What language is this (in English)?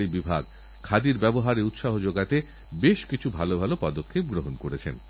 Bangla